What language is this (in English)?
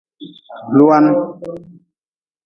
Nawdm